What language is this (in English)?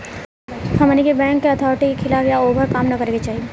Bhojpuri